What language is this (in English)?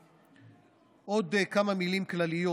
Hebrew